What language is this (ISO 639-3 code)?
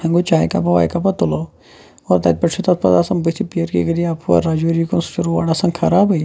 kas